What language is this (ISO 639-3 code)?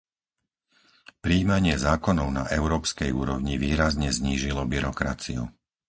slk